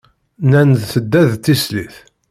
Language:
Kabyle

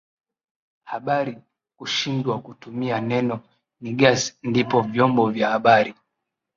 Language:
Swahili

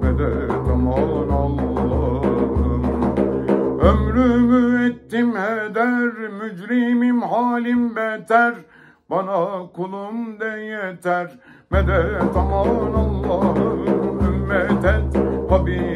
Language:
Turkish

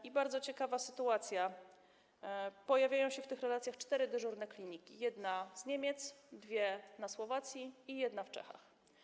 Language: Polish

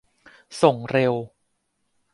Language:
Thai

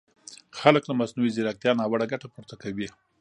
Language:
Pashto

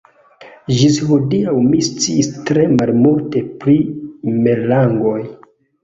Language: Esperanto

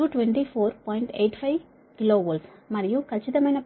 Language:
Telugu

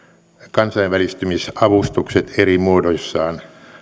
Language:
Finnish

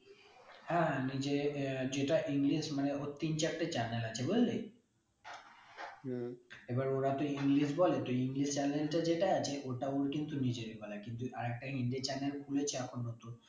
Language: Bangla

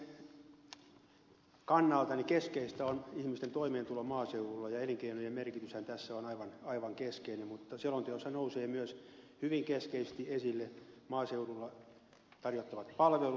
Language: Finnish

